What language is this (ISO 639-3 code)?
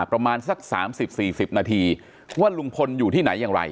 tha